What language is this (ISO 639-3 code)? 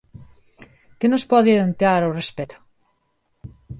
glg